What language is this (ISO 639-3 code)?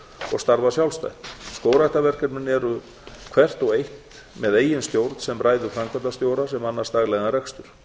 isl